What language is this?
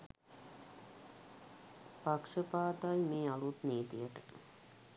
Sinhala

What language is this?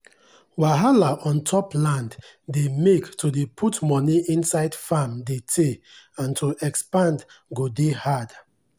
Nigerian Pidgin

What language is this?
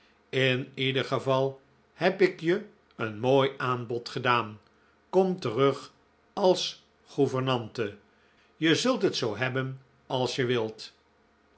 Dutch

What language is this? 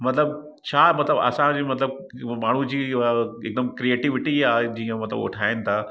Sindhi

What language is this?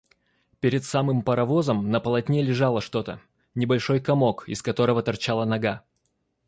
Russian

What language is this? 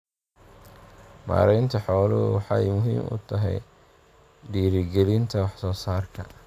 Somali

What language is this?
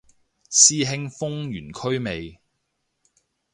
Cantonese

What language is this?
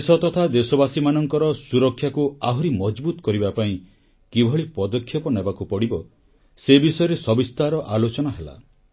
Odia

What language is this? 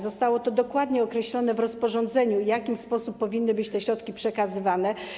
Polish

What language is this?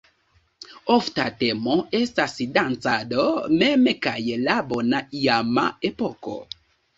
Esperanto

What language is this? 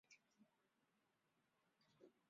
Chinese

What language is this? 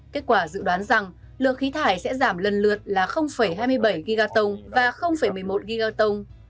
Vietnamese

